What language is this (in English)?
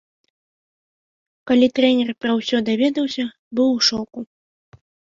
Belarusian